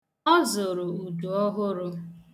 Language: Igbo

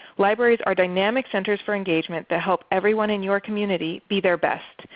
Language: English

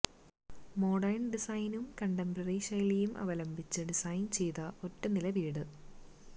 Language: Malayalam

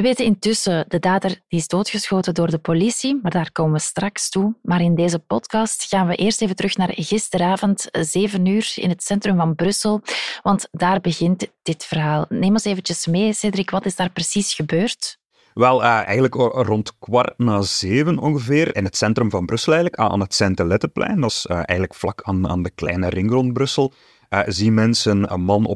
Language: Dutch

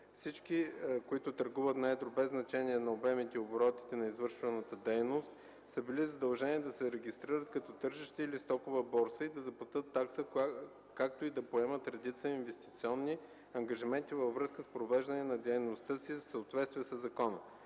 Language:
Bulgarian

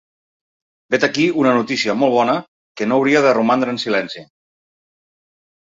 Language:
Catalan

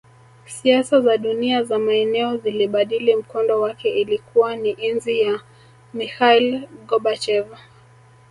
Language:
Swahili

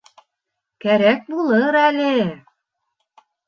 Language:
Bashkir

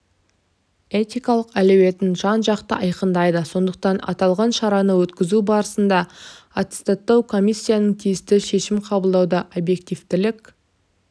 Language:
Kazakh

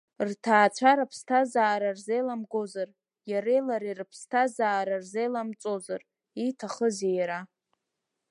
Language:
Abkhazian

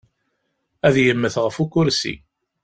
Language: Kabyle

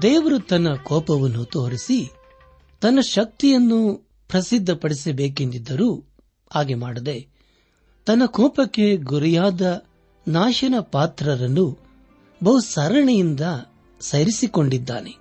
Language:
Kannada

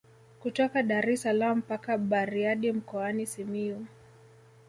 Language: Swahili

